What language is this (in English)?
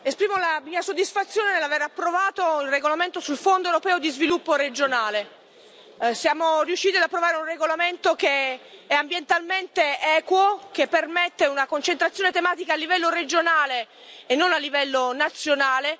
Italian